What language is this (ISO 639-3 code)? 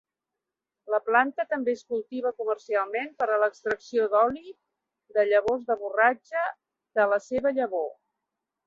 cat